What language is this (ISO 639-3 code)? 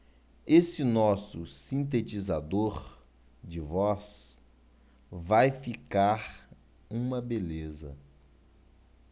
por